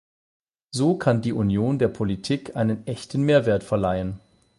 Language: German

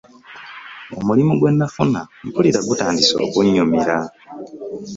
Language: Ganda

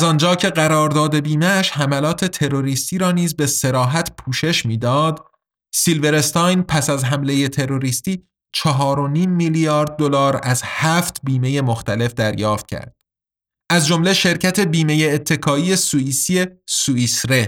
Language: Persian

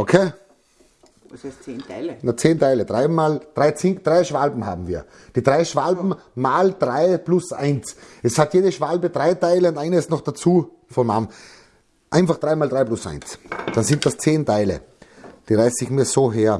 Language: German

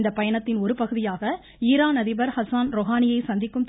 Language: Tamil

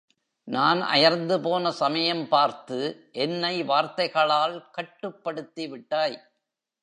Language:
Tamil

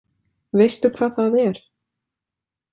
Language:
Icelandic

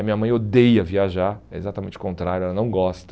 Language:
Portuguese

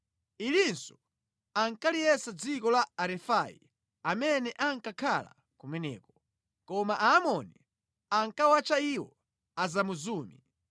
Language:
Nyanja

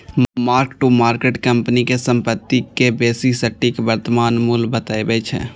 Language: Maithili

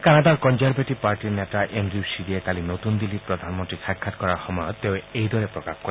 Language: Assamese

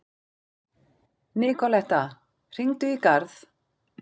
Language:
Icelandic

